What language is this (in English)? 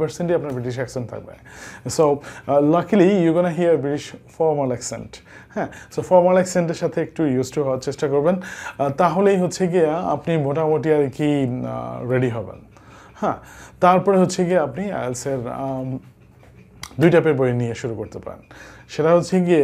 Romanian